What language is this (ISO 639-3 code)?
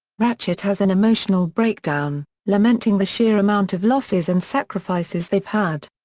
eng